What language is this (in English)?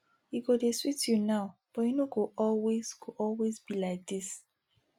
Nigerian Pidgin